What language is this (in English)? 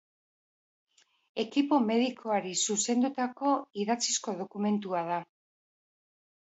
Basque